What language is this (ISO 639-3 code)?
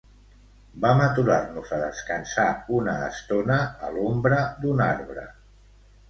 cat